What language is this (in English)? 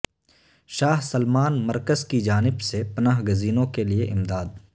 Urdu